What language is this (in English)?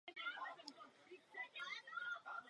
Czech